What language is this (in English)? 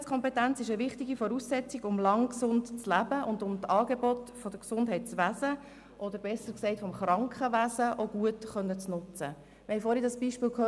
Swiss German